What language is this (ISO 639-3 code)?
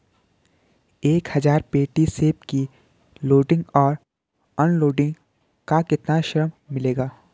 hin